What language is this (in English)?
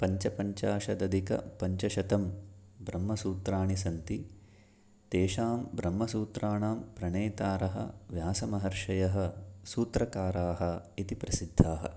Sanskrit